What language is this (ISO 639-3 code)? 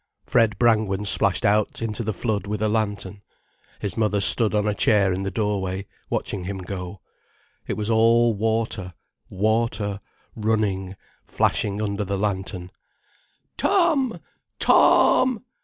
eng